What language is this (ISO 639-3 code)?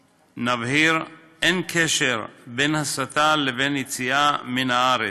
heb